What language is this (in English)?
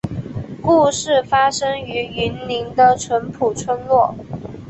Chinese